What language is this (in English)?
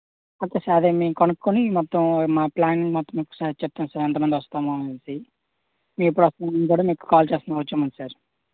Telugu